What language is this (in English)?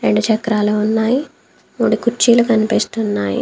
Telugu